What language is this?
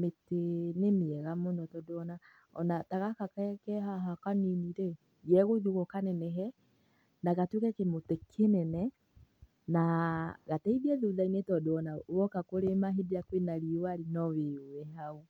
Kikuyu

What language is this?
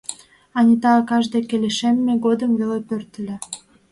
Mari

